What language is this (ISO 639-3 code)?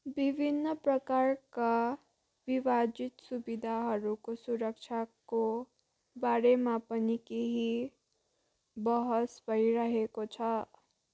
nep